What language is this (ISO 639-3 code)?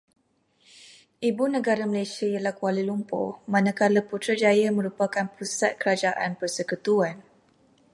msa